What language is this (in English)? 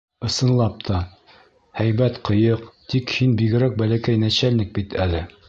Bashkir